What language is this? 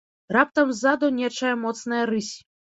Belarusian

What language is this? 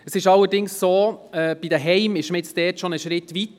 Swiss German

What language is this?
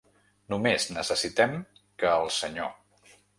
Catalan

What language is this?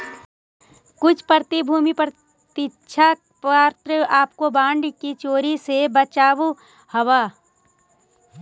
Magahi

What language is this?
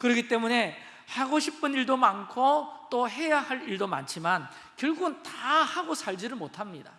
Korean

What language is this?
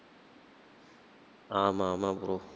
Tamil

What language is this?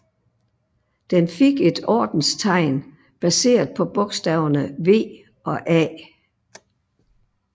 Danish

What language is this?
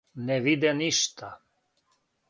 Serbian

